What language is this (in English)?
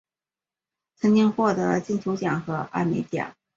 Chinese